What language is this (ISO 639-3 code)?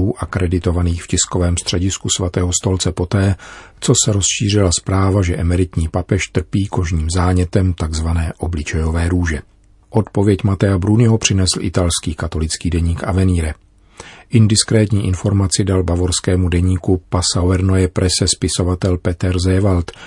ces